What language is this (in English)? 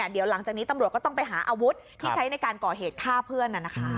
Thai